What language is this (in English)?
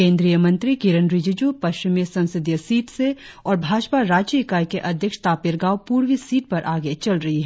Hindi